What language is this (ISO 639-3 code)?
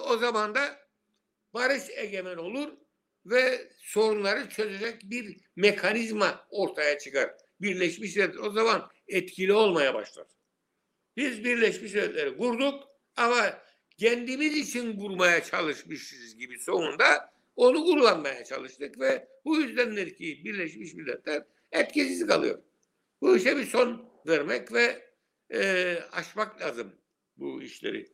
tur